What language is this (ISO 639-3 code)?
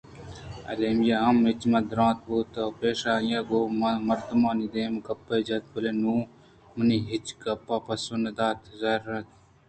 bgp